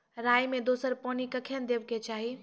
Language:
Maithili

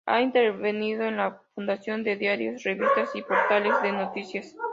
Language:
Spanish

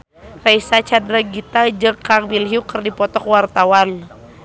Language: Sundanese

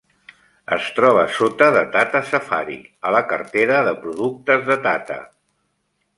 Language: Catalan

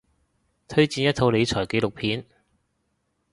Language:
Cantonese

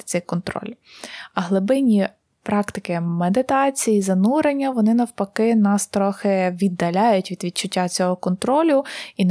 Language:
Ukrainian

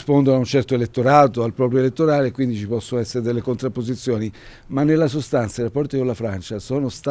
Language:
Italian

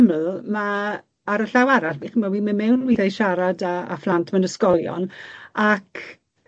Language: Welsh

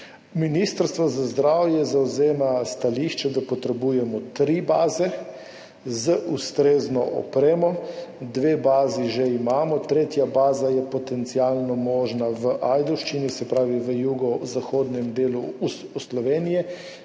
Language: Slovenian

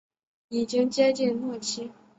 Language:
Chinese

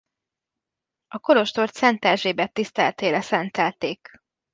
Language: Hungarian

